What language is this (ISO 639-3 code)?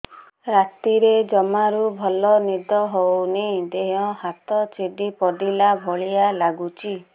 ori